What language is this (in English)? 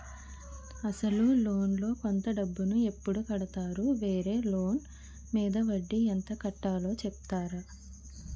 Telugu